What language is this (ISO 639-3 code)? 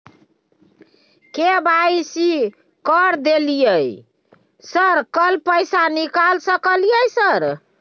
mai